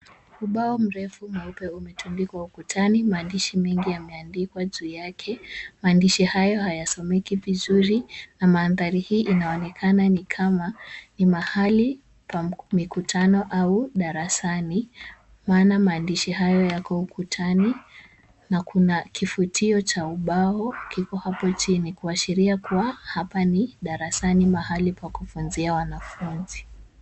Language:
Swahili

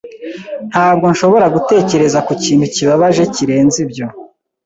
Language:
Kinyarwanda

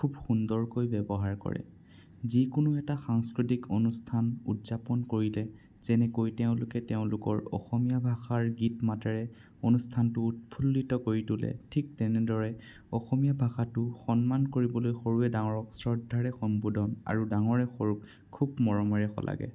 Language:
Assamese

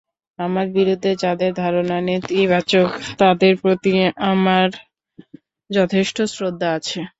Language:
Bangla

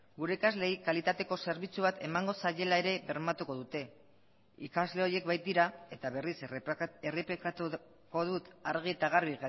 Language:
Basque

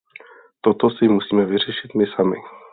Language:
Czech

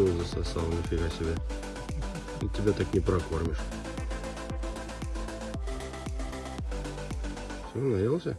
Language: Russian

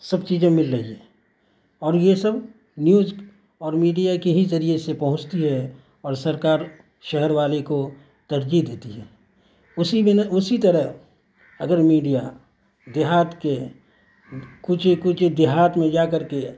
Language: Urdu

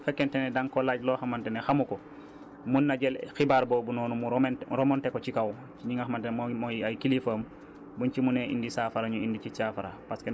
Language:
Wolof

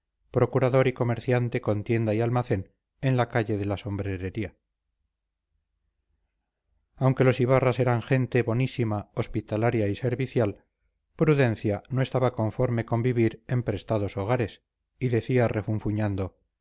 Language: Spanish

